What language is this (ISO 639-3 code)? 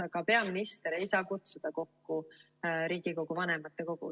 est